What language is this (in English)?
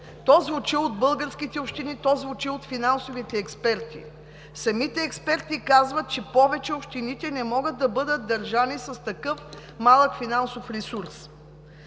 Bulgarian